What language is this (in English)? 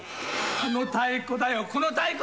Japanese